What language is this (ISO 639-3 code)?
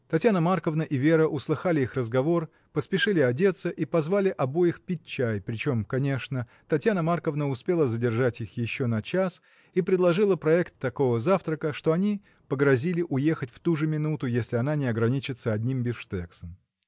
rus